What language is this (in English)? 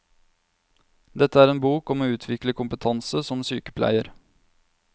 Norwegian